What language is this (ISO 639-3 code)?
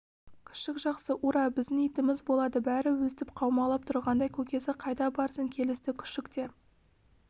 kaz